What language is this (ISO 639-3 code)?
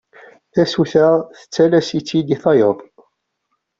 kab